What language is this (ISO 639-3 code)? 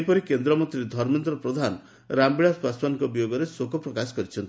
ori